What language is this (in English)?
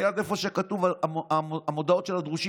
Hebrew